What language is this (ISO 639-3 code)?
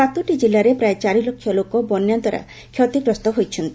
ori